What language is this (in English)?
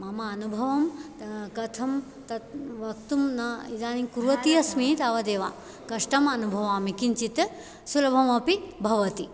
Sanskrit